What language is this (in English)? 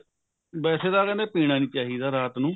Punjabi